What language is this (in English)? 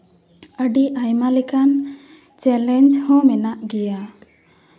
Santali